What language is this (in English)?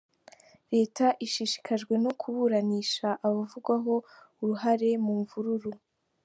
Kinyarwanda